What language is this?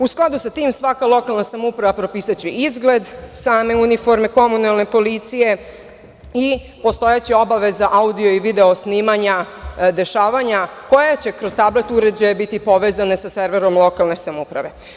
Serbian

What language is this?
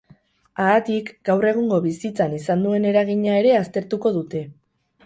Basque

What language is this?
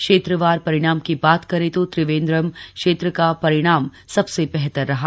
Hindi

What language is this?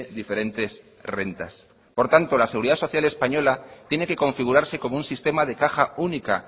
Spanish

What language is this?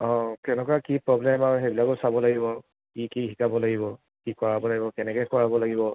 Assamese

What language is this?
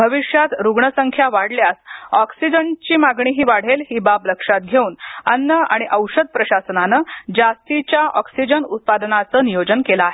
Marathi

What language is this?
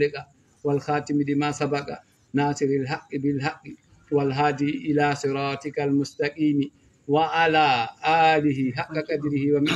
Arabic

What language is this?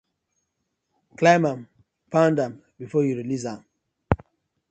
Nigerian Pidgin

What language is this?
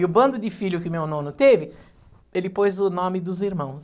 Portuguese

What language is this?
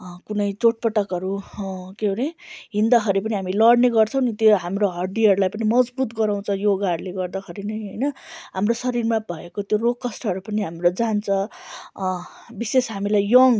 Nepali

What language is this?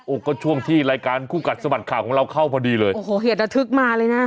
Thai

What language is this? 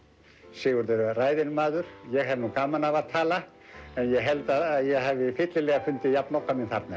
Icelandic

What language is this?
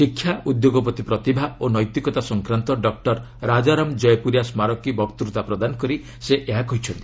Odia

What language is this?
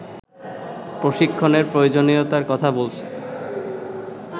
Bangla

